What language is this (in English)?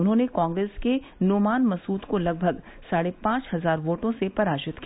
Hindi